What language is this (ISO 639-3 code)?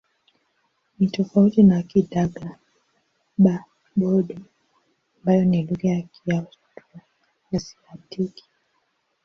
swa